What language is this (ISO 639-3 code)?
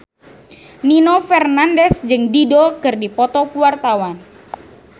sun